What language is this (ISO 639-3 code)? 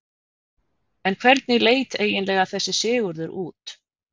isl